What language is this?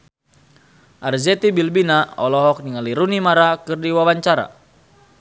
Sundanese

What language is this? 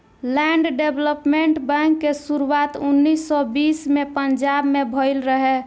Bhojpuri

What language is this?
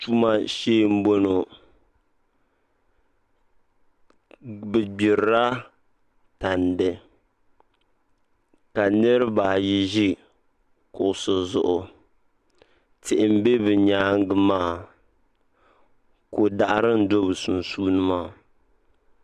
Dagbani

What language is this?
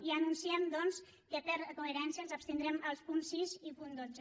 Catalan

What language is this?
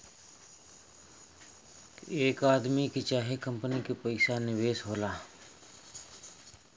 Bhojpuri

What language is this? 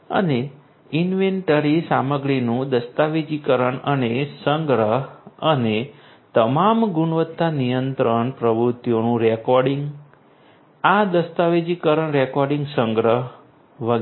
Gujarati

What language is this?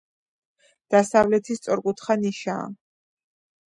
Georgian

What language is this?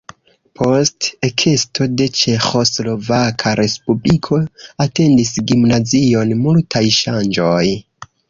Esperanto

